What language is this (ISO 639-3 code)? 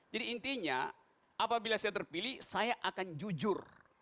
ind